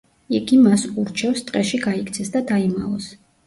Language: Georgian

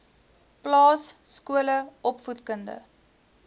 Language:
Afrikaans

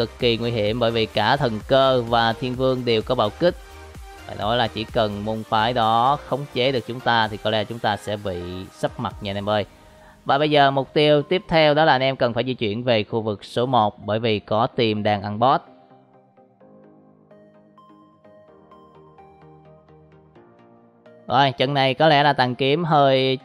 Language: Vietnamese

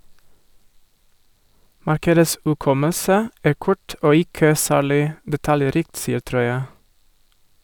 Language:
Norwegian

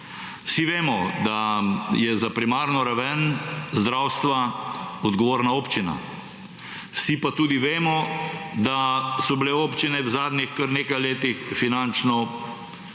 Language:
Slovenian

